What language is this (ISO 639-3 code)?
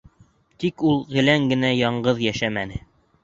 bak